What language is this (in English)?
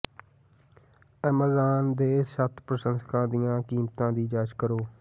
Punjabi